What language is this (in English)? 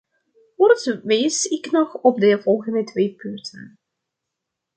Dutch